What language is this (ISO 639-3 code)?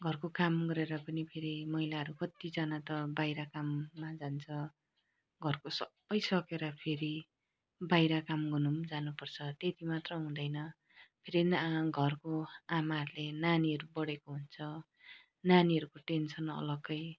nep